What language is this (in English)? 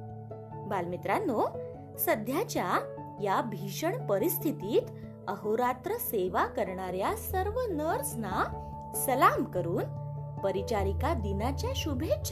Marathi